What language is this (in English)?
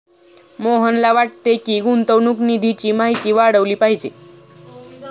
Marathi